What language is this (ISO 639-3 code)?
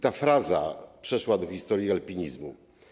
pol